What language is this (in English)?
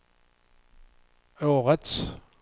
Swedish